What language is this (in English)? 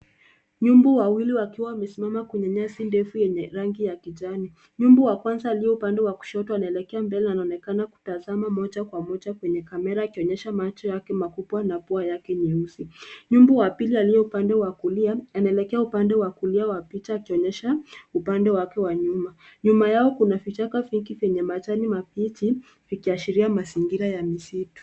Swahili